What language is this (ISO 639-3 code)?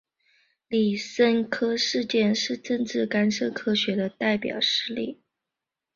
zho